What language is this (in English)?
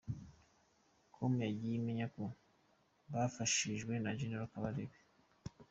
Kinyarwanda